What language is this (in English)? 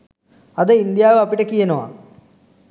Sinhala